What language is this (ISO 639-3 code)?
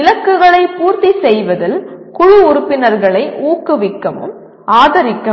tam